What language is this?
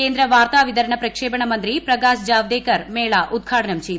Malayalam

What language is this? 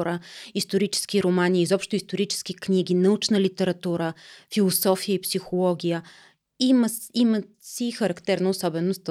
Bulgarian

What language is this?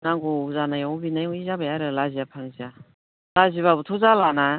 Bodo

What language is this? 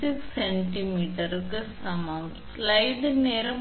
Tamil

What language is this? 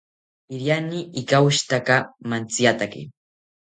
South Ucayali Ashéninka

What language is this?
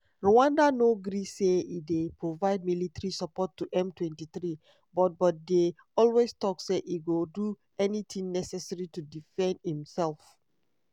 Nigerian Pidgin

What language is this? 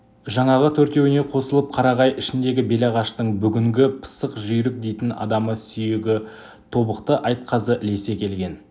Kazakh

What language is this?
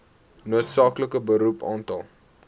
Afrikaans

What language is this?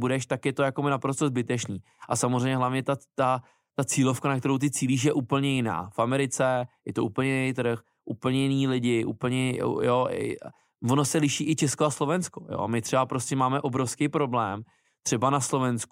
Czech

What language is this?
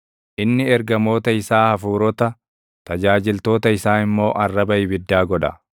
Oromo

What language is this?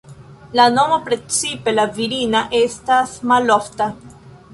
Esperanto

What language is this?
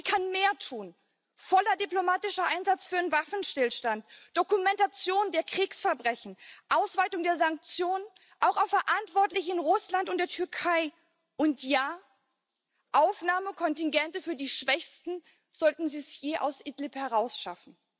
German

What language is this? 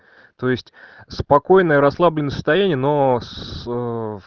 Russian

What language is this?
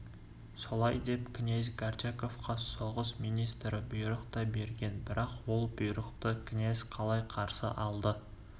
Kazakh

